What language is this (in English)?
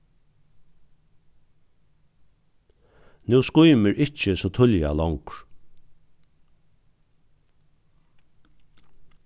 Faroese